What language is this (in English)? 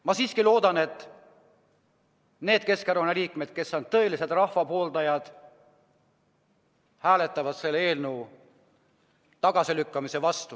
Estonian